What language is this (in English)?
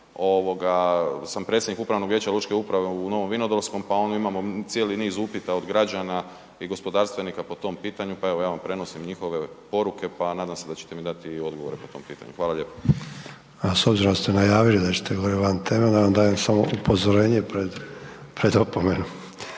Croatian